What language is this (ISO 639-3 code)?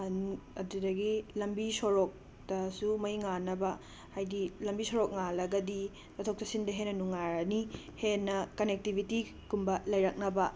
mni